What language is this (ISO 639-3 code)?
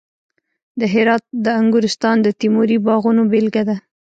pus